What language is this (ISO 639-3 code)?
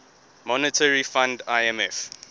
eng